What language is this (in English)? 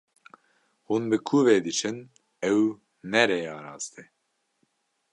Kurdish